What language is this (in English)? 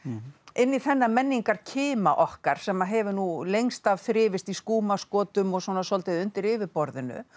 Icelandic